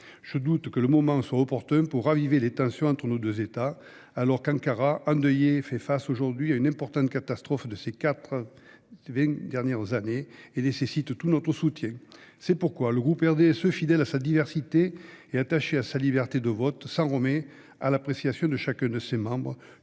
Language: French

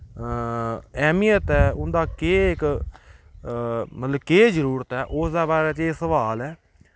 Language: Dogri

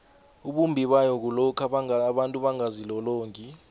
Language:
South Ndebele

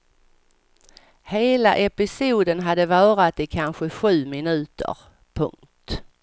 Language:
Swedish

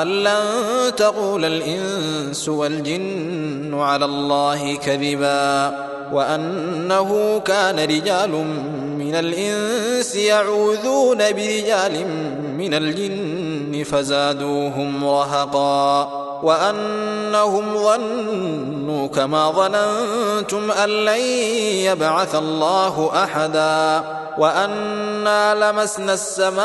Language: Arabic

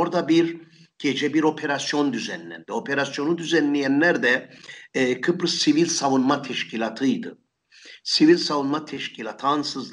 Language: Turkish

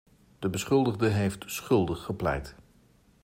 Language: Dutch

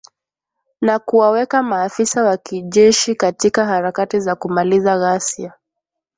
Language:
Swahili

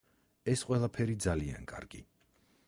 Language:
Georgian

